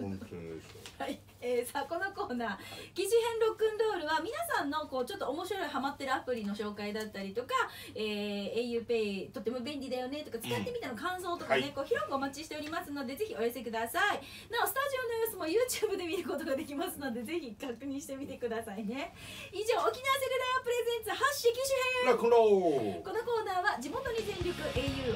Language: Japanese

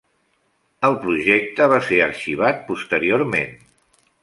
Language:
Catalan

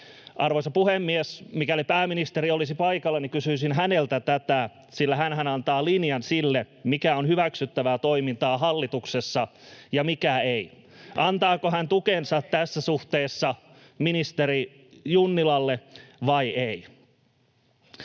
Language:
Finnish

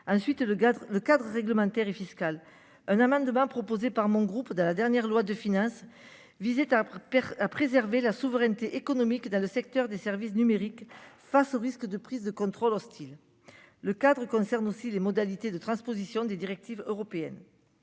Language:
French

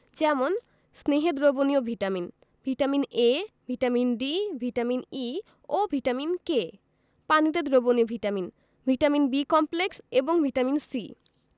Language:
Bangla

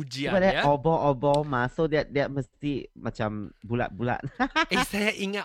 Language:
Malay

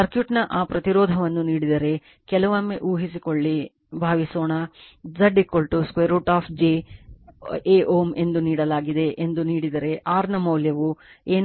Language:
Kannada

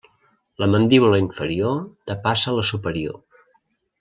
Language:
Catalan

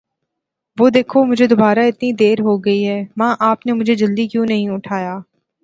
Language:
Urdu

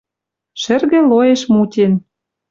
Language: Western Mari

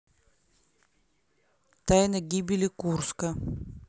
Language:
Russian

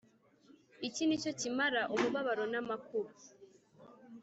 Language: Kinyarwanda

